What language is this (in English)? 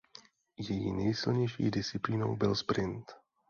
Czech